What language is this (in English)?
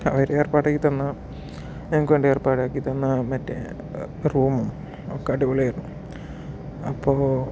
Malayalam